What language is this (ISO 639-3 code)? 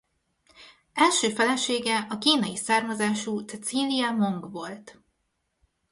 hun